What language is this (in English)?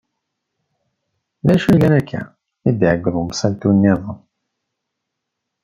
Kabyle